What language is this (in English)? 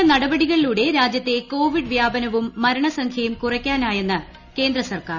Malayalam